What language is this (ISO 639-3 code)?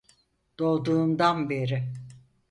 tur